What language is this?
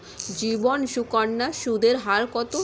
Bangla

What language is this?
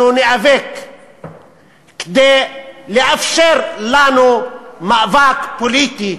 Hebrew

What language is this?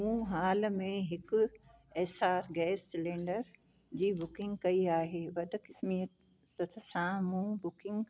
Sindhi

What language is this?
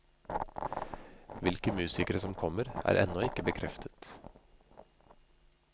Norwegian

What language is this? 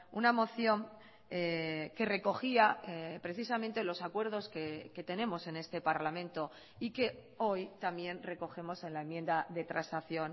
Spanish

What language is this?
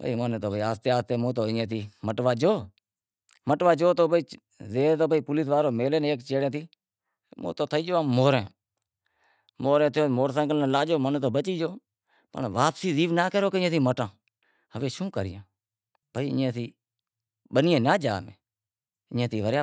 Wadiyara Koli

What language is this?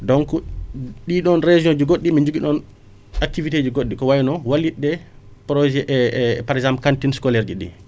Wolof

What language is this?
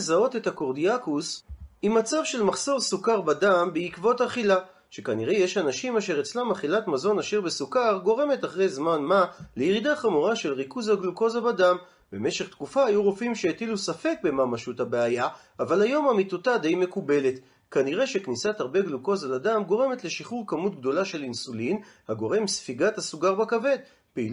Hebrew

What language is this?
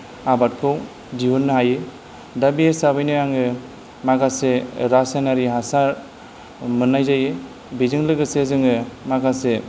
Bodo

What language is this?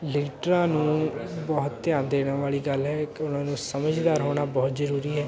Punjabi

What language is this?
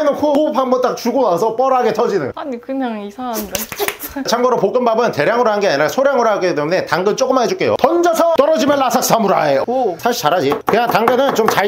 Korean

